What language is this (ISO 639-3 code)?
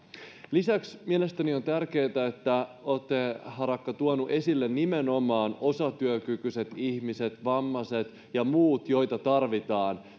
fin